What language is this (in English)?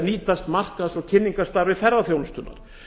Icelandic